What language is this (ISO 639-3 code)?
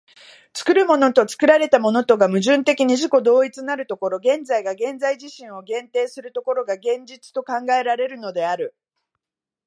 jpn